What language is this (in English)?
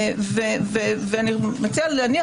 Hebrew